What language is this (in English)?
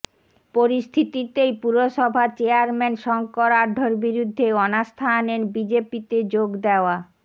Bangla